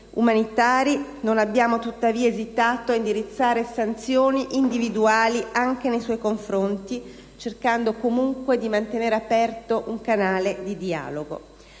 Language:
Italian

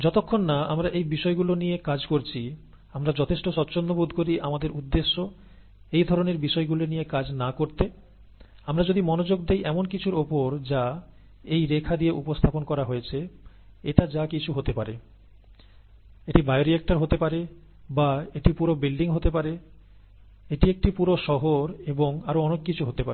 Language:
Bangla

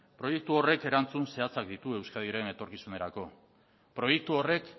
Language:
Basque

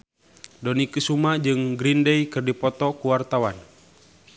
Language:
Sundanese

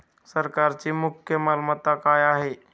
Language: Marathi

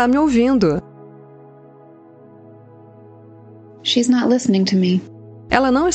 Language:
Portuguese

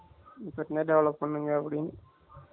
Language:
Tamil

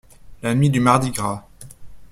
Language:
French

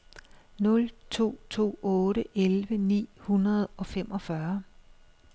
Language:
Danish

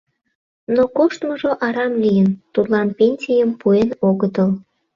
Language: Mari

